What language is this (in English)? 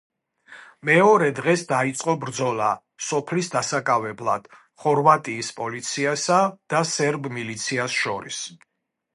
Georgian